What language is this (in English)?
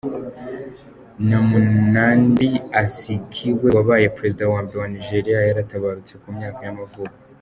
Kinyarwanda